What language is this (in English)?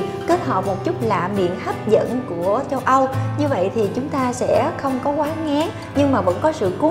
Vietnamese